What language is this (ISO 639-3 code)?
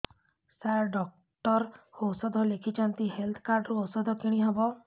ori